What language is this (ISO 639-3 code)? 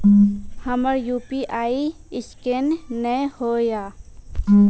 mai